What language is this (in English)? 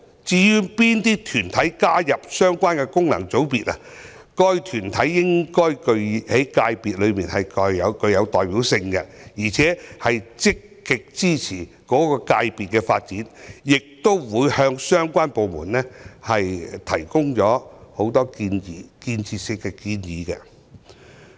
Cantonese